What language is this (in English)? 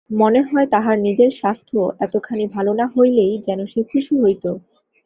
Bangla